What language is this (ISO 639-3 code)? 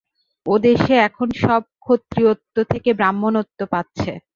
ben